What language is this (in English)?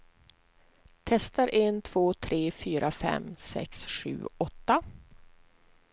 Swedish